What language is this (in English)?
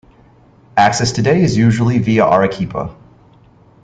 English